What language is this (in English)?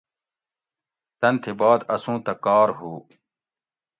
Gawri